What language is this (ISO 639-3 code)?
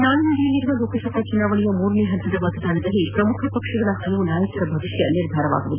kan